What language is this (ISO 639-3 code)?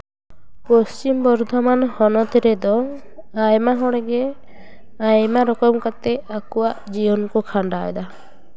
sat